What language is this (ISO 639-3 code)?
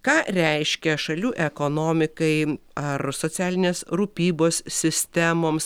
lit